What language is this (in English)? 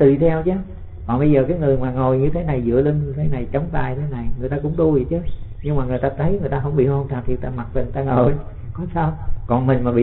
Vietnamese